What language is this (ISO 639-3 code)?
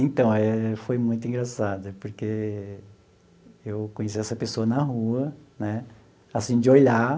por